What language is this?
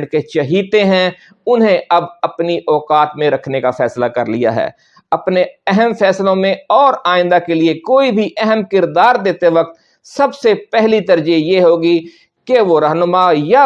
Urdu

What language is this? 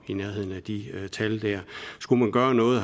Danish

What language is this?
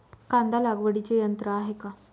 Marathi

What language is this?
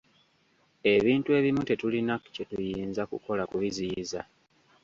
Ganda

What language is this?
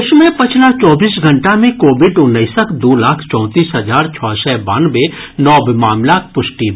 Maithili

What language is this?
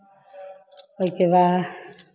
Hindi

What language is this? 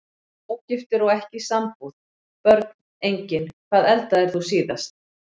Icelandic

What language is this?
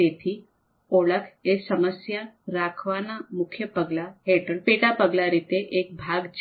Gujarati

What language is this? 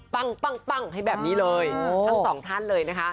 Thai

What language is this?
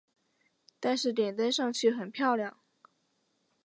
Chinese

